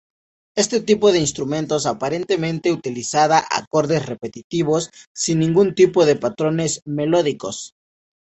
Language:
Spanish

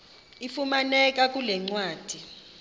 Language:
Xhosa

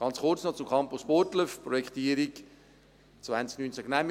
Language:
Swiss German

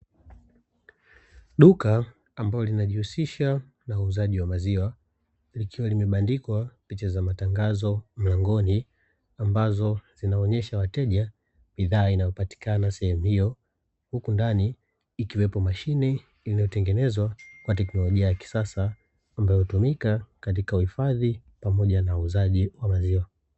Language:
Swahili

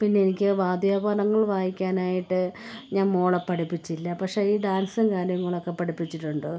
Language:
Malayalam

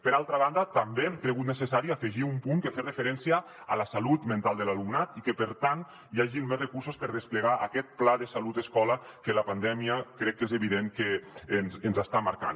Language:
Catalan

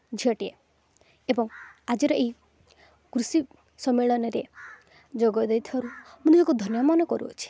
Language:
Odia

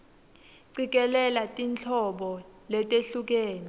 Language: Swati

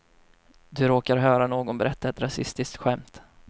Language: Swedish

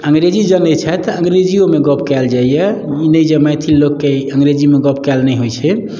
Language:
Maithili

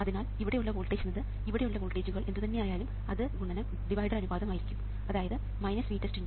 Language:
Malayalam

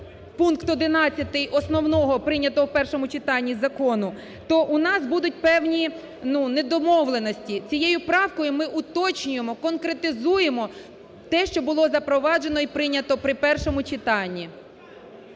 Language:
Ukrainian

